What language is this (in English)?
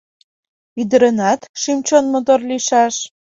Mari